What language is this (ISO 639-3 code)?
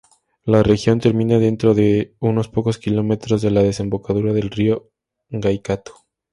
spa